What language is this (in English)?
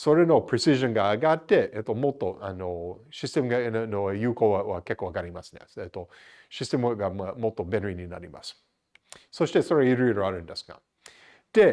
Japanese